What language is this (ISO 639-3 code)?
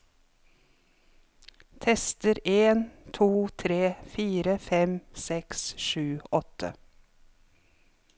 nor